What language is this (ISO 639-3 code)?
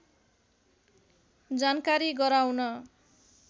nep